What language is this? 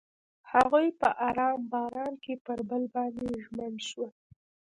Pashto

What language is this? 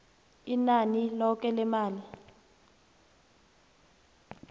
South Ndebele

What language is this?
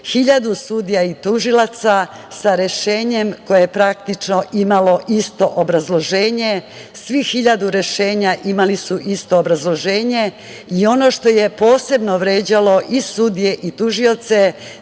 Serbian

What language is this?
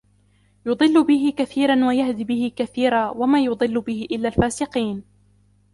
Arabic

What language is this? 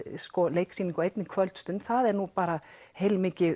Icelandic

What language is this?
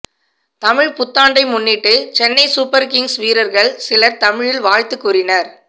Tamil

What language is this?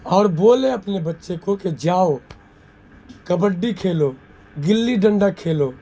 Urdu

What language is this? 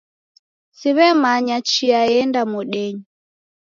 Taita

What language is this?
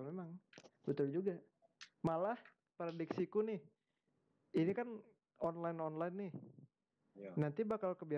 Indonesian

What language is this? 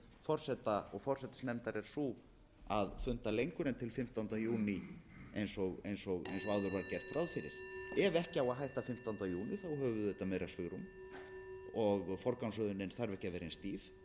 Icelandic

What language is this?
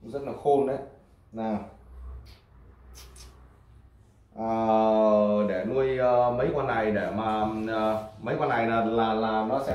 Vietnamese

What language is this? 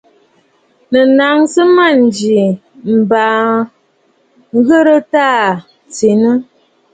Bafut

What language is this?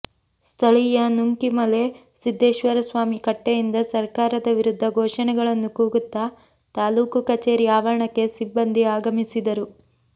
Kannada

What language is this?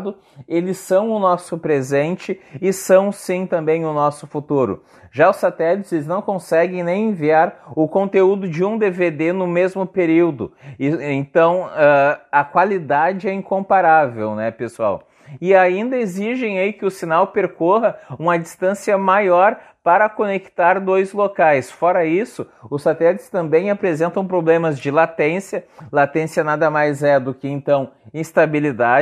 Portuguese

